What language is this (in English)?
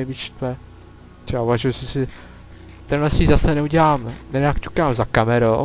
Czech